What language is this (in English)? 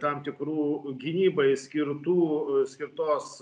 Lithuanian